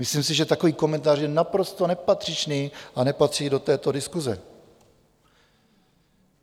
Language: Czech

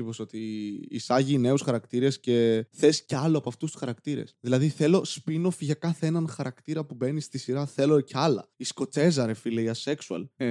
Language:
Greek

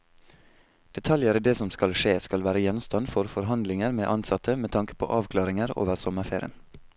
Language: Norwegian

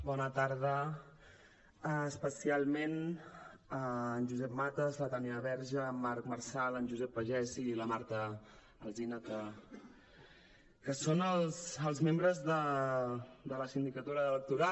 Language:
Catalan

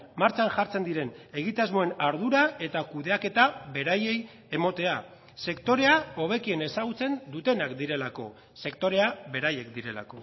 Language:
Basque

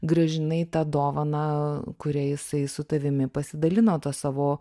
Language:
Lithuanian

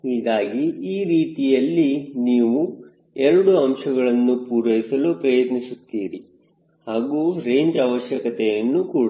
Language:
Kannada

